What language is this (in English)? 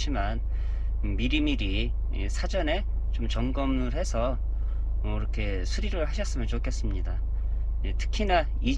Korean